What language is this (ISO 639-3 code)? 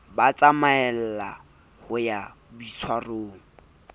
sot